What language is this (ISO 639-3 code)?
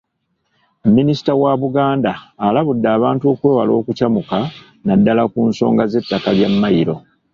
lug